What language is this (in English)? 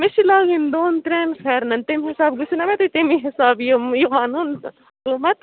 Kashmiri